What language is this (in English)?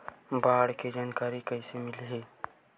Chhattisgarhi